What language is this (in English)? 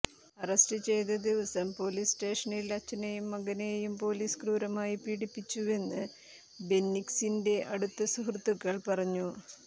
Malayalam